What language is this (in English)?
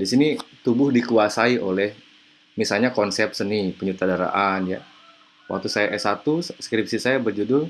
Indonesian